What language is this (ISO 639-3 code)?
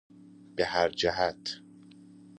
fas